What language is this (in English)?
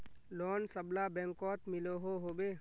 Magahi